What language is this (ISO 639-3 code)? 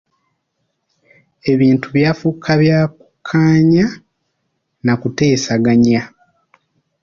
lug